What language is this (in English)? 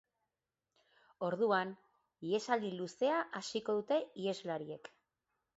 Basque